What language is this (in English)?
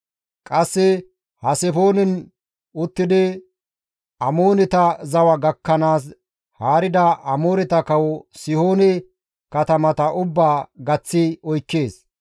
Gamo